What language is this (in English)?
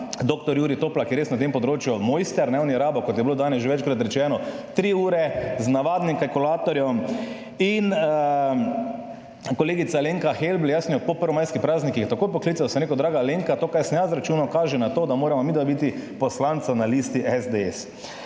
Slovenian